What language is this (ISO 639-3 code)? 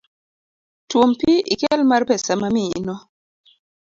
luo